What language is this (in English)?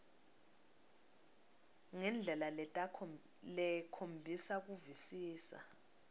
Swati